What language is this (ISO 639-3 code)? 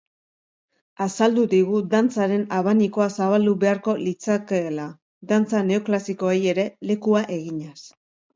eus